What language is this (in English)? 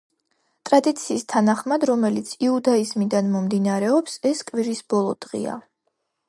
Georgian